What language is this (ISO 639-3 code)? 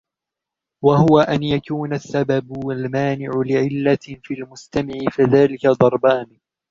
ara